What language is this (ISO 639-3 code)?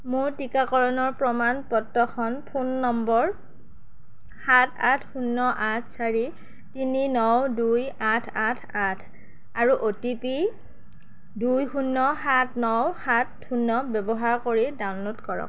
asm